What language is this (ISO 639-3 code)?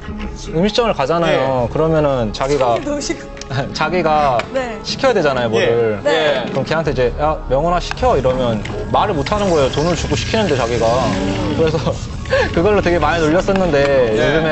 kor